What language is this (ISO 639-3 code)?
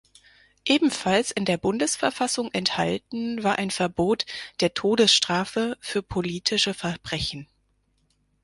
deu